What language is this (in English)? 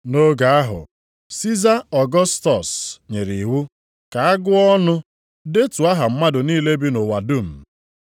Igbo